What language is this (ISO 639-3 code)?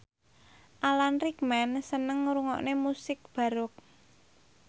jav